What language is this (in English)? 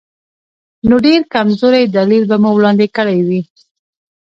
Pashto